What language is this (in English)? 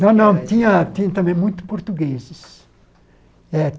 Portuguese